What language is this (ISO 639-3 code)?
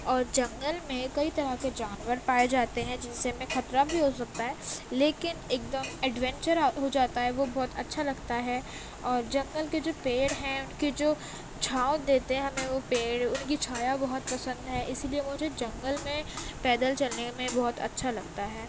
urd